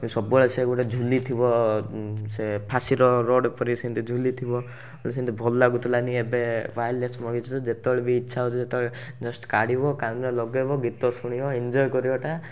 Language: Odia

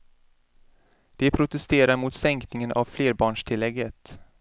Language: Swedish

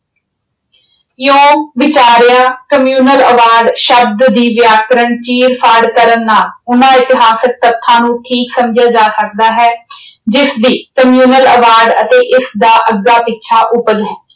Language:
Punjabi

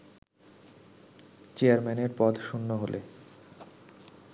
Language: Bangla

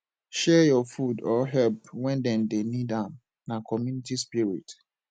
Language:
Nigerian Pidgin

